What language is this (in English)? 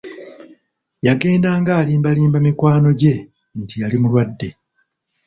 Ganda